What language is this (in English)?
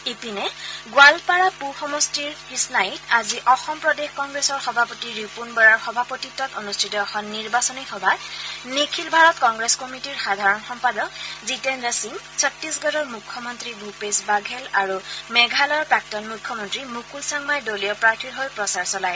Assamese